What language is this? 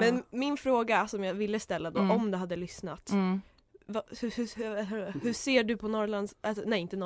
Swedish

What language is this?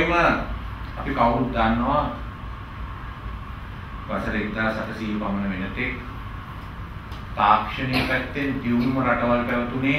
Portuguese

